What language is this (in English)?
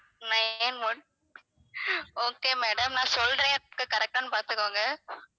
Tamil